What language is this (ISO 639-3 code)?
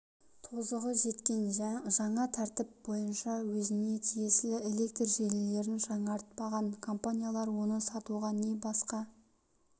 kaz